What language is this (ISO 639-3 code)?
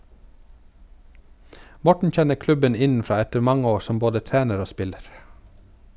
nor